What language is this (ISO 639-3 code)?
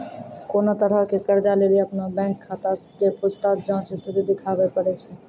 mai